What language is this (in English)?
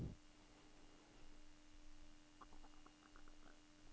Norwegian